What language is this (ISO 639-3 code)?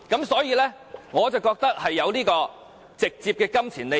yue